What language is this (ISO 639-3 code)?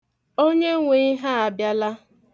ibo